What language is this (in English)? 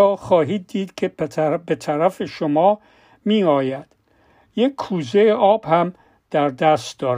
Persian